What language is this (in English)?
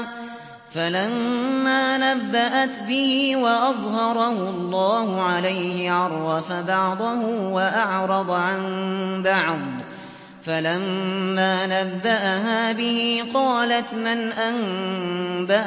Arabic